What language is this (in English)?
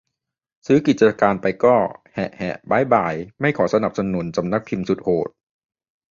Thai